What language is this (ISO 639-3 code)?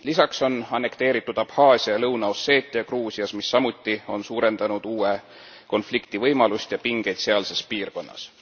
est